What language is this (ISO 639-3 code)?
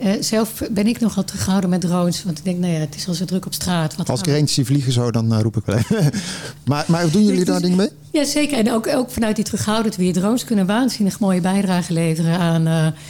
nld